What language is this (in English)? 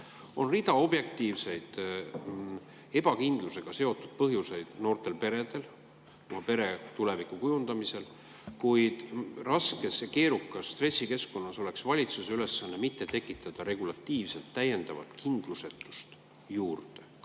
Estonian